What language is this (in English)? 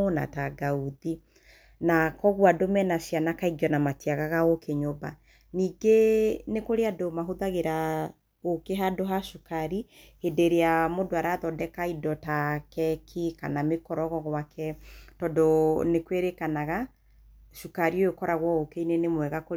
Kikuyu